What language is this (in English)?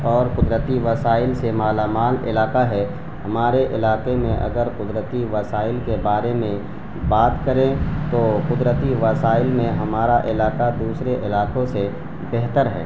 Urdu